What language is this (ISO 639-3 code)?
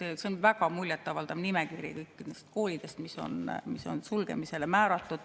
est